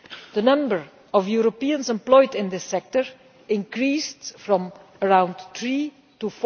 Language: English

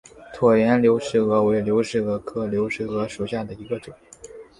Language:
Chinese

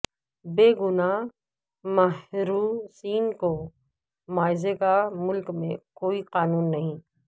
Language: Urdu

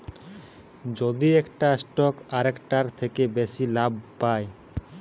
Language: Bangla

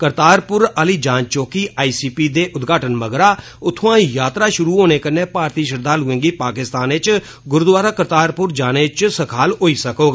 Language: Dogri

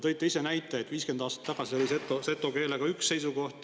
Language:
Estonian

